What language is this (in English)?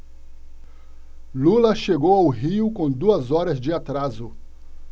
Portuguese